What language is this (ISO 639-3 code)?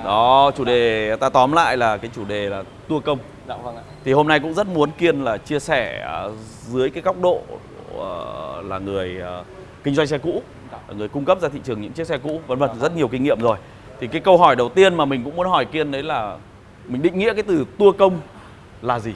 vie